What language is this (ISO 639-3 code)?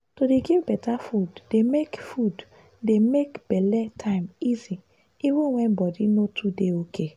pcm